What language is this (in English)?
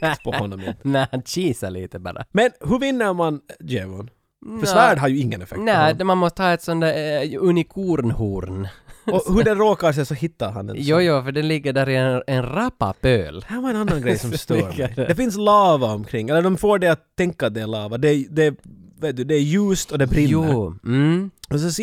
Swedish